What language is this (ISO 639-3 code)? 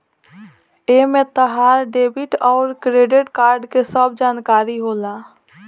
bho